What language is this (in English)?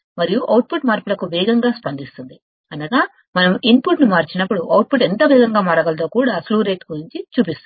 Telugu